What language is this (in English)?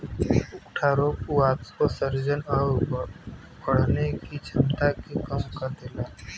Bhojpuri